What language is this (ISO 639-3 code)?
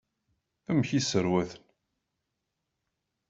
kab